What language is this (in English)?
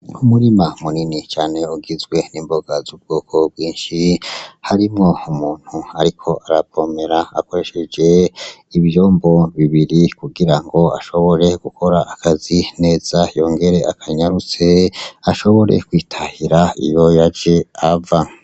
Rundi